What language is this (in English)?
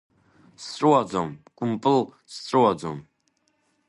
Abkhazian